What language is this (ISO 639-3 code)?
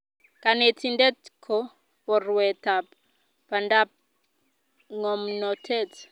kln